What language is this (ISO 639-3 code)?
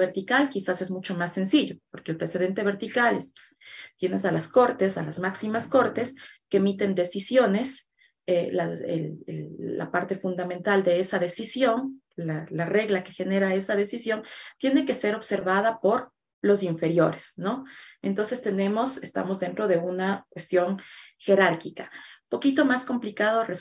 spa